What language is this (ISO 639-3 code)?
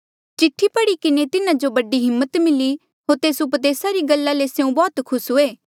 mjl